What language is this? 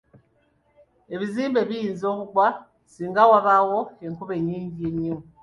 Ganda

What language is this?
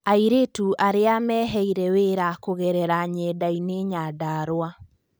Kikuyu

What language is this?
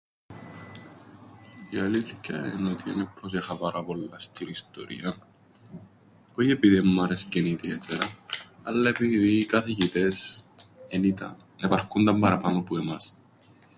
Greek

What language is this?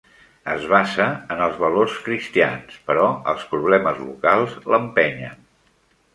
Catalan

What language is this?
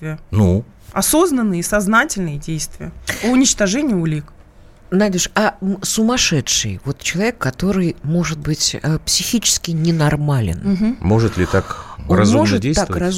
Russian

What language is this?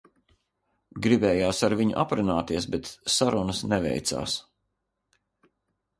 Latvian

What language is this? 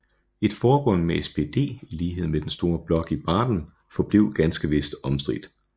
Danish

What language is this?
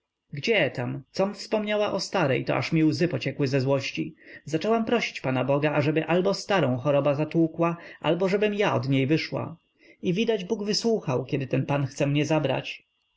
Polish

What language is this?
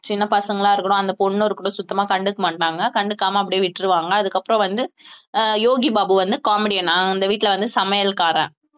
Tamil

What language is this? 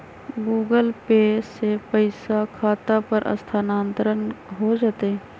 Magahi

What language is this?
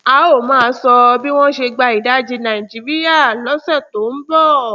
Yoruba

